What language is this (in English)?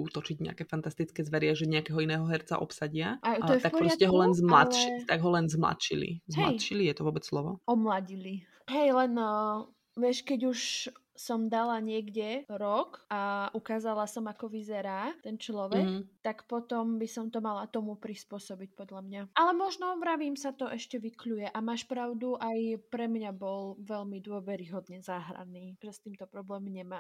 Slovak